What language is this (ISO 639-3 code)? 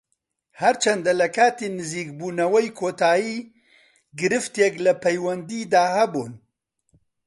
ckb